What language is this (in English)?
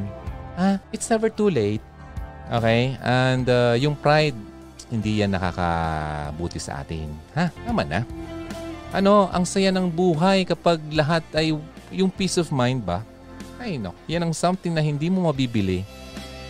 Filipino